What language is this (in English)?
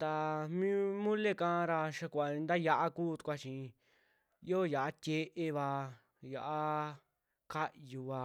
Western Juxtlahuaca Mixtec